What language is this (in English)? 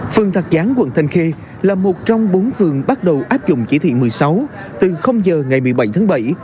Vietnamese